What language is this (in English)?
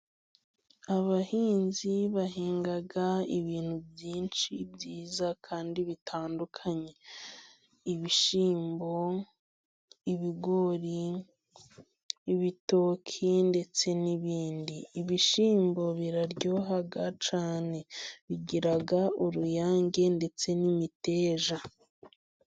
Kinyarwanda